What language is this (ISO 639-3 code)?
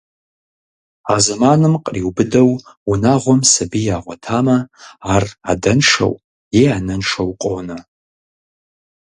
kbd